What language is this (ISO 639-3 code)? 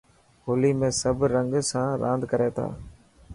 mki